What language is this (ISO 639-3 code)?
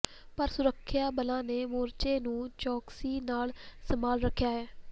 pan